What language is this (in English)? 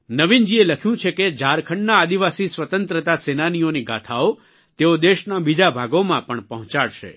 Gujarati